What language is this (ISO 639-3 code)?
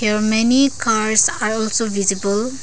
eng